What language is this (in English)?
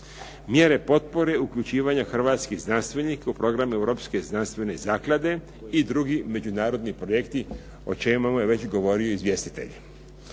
Croatian